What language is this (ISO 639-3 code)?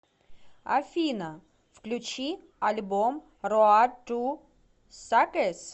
rus